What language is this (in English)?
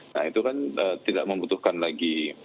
Indonesian